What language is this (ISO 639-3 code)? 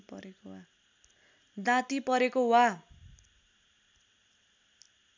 nep